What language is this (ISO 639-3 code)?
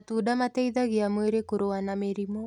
kik